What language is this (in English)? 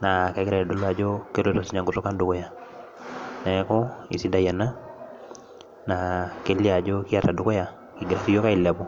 Masai